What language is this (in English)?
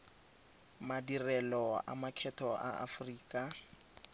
Tswana